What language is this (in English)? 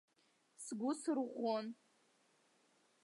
Abkhazian